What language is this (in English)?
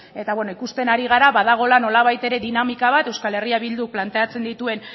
Basque